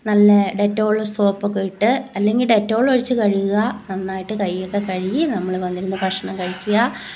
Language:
Malayalam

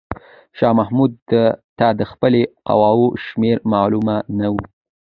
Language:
Pashto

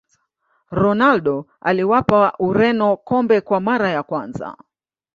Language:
Swahili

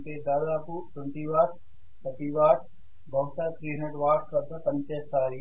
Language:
Telugu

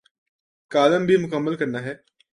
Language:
Urdu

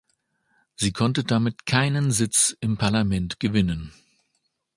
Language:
German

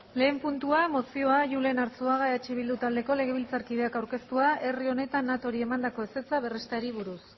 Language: Basque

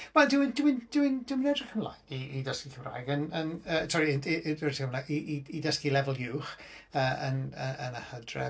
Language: Welsh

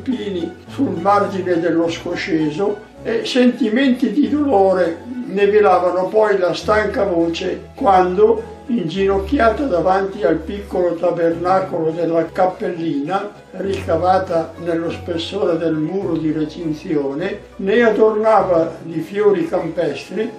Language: Italian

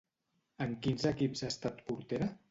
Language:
Catalan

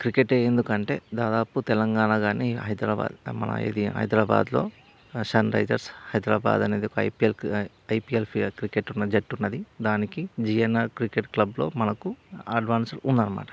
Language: Telugu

